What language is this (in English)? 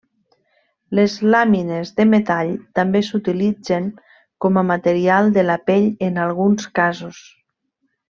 Catalan